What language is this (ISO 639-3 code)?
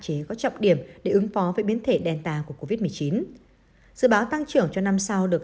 vie